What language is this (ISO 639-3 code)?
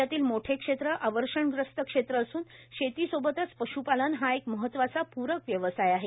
mar